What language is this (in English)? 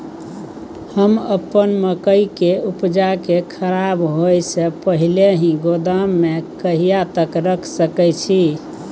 Maithili